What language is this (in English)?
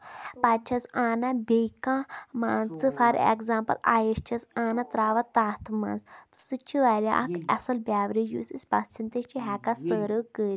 Kashmiri